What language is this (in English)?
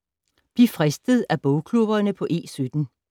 Danish